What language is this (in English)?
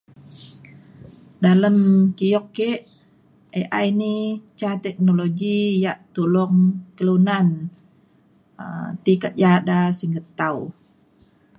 Mainstream Kenyah